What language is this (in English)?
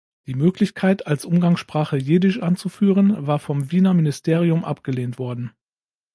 German